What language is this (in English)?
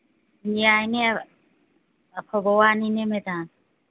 Manipuri